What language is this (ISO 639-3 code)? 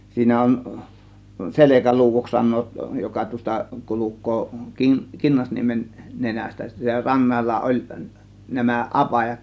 fin